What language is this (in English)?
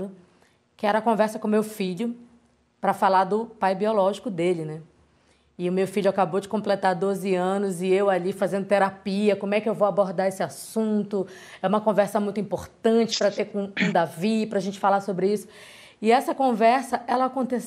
Portuguese